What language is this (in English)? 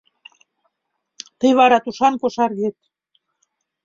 Mari